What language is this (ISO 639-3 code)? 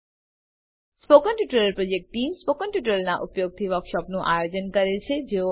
guj